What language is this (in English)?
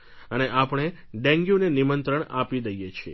Gujarati